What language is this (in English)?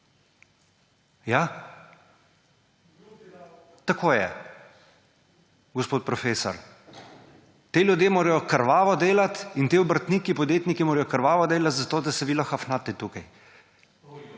Slovenian